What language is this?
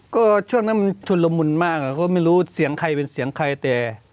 Thai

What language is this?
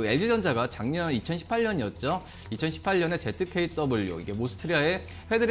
Korean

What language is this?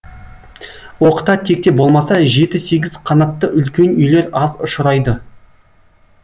Kazakh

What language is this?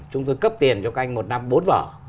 Vietnamese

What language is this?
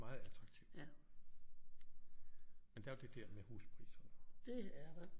Danish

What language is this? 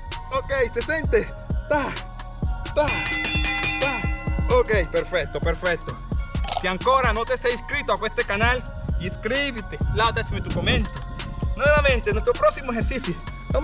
Spanish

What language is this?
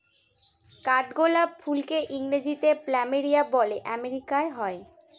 Bangla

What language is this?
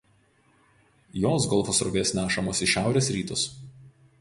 Lithuanian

